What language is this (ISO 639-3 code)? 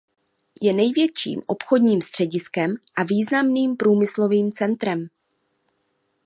ces